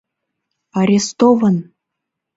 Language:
Mari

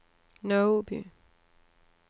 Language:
Danish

